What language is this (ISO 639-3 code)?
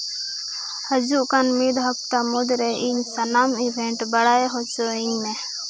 sat